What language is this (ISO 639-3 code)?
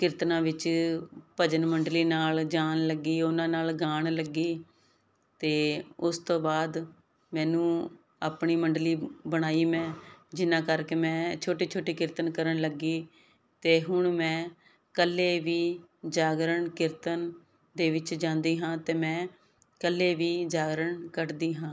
pan